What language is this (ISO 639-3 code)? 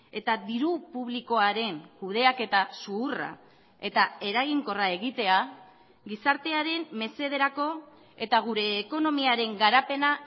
eus